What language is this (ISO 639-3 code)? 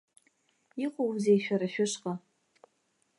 abk